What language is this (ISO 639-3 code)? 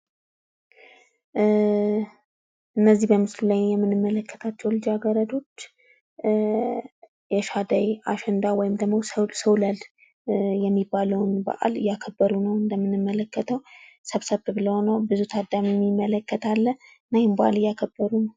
amh